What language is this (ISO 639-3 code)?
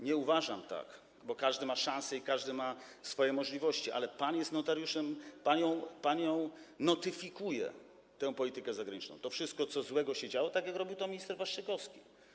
pol